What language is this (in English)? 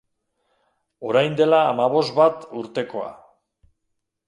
Basque